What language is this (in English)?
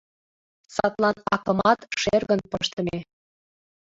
Mari